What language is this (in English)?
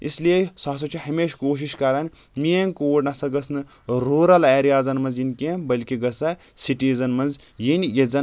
Kashmiri